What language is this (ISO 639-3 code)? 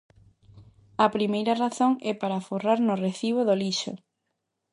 glg